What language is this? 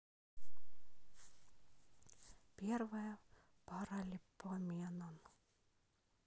Russian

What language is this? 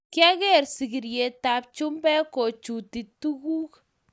Kalenjin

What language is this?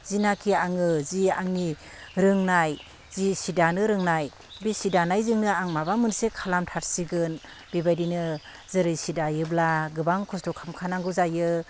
Bodo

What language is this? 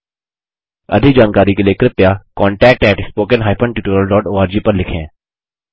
Hindi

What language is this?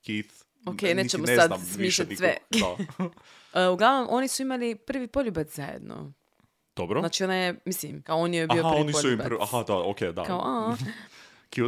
Croatian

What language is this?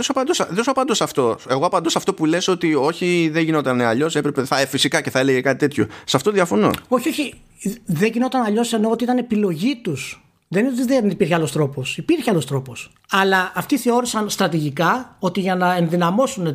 Greek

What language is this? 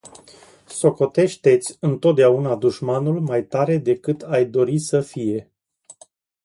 Romanian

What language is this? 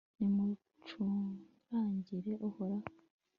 Kinyarwanda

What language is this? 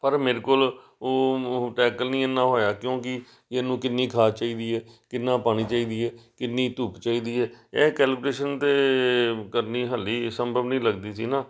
Punjabi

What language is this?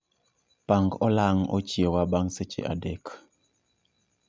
Luo (Kenya and Tanzania)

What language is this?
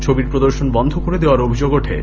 Bangla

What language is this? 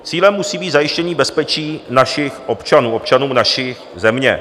Czech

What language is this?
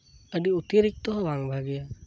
Santali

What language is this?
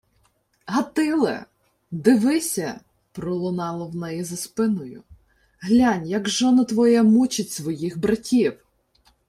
Ukrainian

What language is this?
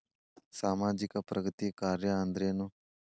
Kannada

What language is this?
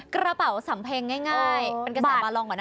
Thai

